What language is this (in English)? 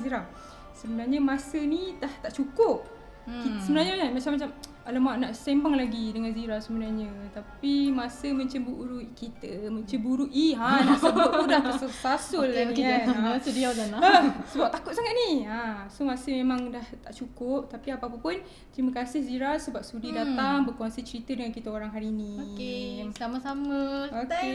Malay